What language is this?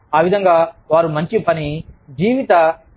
Telugu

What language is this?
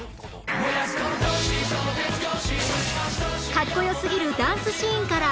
Japanese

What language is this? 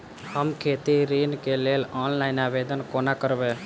Maithili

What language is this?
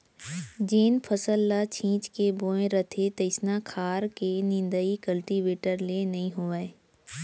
Chhattisgarhi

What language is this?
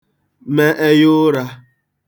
Igbo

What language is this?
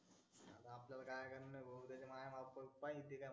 Marathi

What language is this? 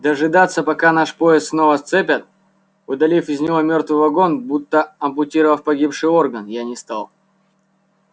Russian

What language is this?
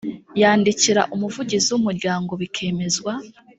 Kinyarwanda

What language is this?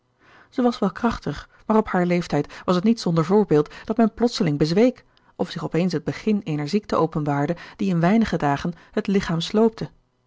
Dutch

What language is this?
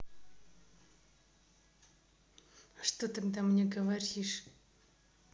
Russian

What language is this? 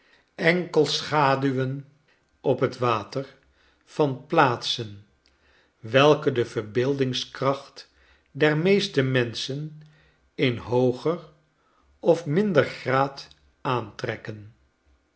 Dutch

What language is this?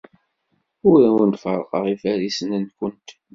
Kabyle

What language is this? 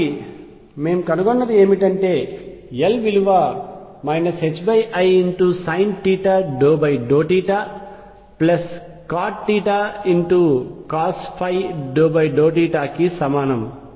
Telugu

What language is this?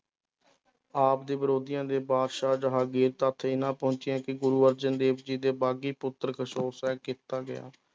Punjabi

